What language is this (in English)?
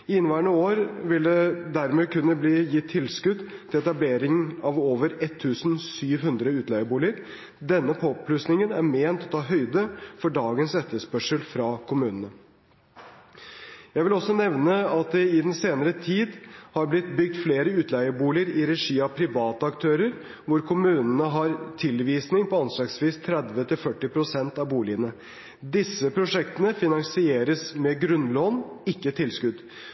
Norwegian Bokmål